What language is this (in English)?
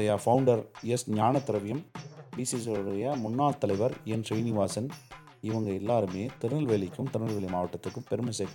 Tamil